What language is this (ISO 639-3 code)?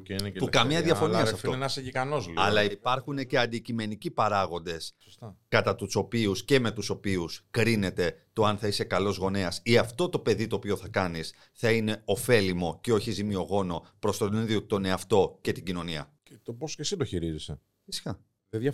ell